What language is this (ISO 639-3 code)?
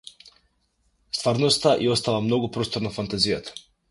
mkd